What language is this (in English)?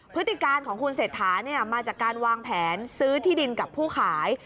Thai